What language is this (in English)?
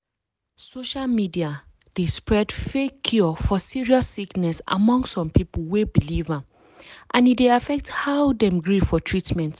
Nigerian Pidgin